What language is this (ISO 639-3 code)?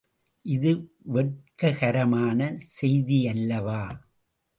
tam